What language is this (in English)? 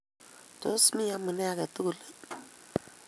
Kalenjin